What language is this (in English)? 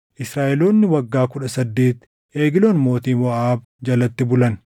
Oromo